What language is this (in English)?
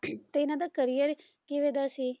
Punjabi